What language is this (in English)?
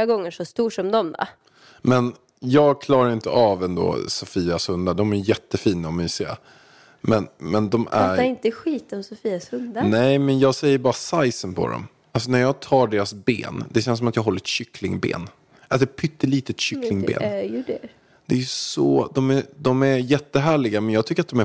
Swedish